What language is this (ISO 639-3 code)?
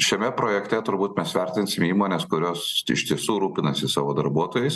lit